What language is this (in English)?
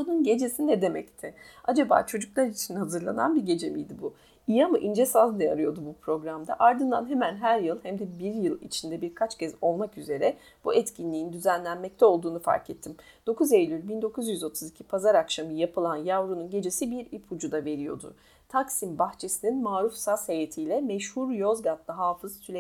Turkish